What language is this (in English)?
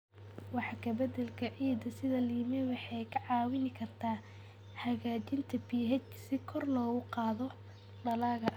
Somali